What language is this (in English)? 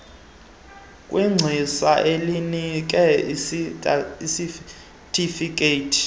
Xhosa